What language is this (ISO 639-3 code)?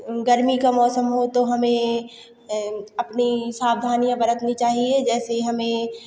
hin